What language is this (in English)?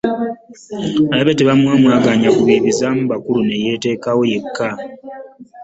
Ganda